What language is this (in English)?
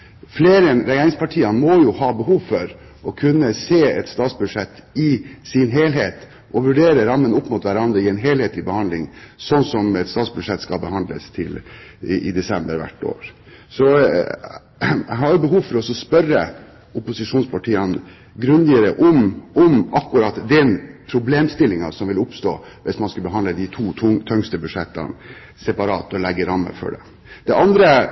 Norwegian Bokmål